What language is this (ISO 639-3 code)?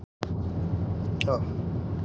isl